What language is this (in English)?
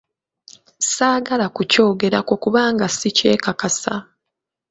Ganda